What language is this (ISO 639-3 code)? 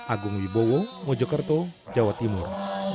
ind